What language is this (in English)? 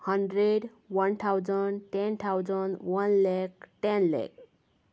Konkani